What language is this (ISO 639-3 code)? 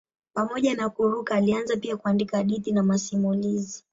swa